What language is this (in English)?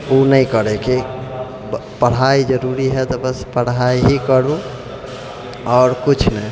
Maithili